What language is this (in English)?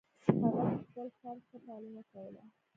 Pashto